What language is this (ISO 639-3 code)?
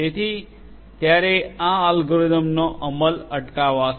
guj